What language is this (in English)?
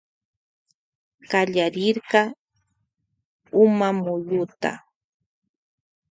Loja Highland Quichua